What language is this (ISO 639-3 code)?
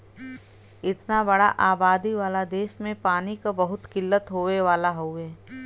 bho